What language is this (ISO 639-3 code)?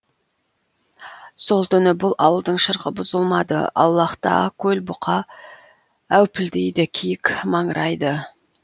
kaz